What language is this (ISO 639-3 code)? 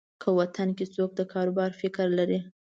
pus